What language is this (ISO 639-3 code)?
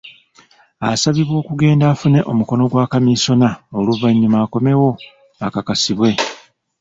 lug